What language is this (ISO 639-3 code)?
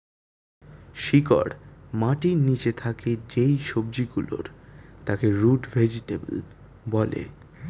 ben